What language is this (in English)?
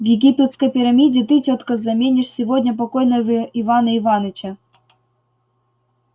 Russian